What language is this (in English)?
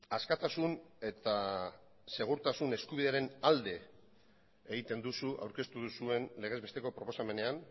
Basque